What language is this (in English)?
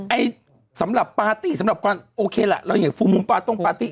Thai